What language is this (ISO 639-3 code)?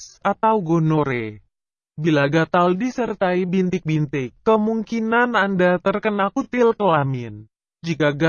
ind